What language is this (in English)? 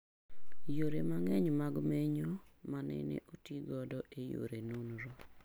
Luo (Kenya and Tanzania)